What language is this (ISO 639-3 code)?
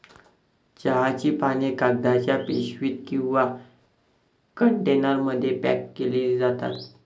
mar